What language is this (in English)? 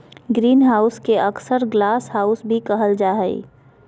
Magahi